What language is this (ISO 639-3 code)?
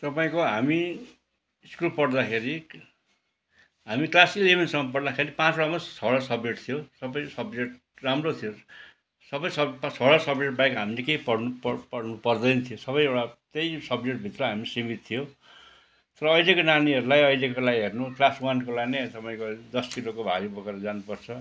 nep